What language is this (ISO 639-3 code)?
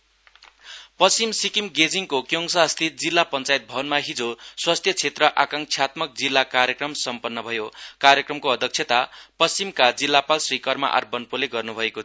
nep